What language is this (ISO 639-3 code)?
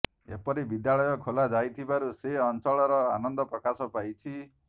ori